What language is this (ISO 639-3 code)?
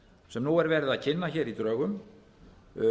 isl